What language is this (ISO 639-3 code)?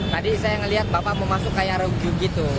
ind